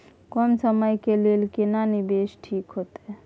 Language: Maithili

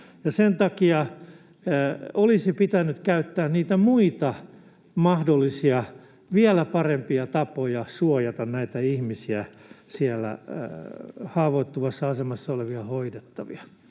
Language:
Finnish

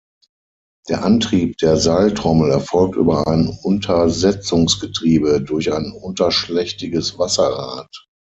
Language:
German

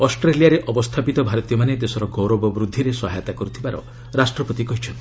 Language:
Odia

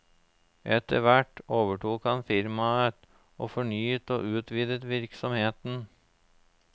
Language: Norwegian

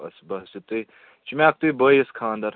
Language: Kashmiri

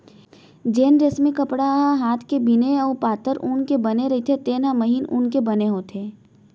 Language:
Chhattisgarhi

